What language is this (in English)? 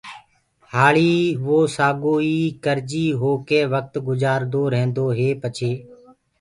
Gurgula